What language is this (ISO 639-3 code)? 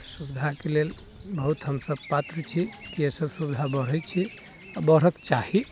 mai